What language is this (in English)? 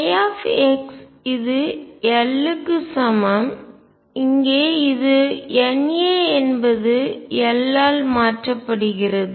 Tamil